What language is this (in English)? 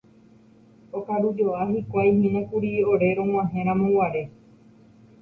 Guarani